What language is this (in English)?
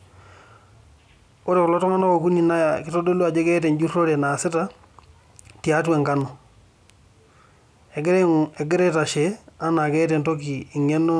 Masai